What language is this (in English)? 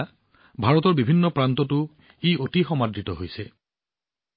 Assamese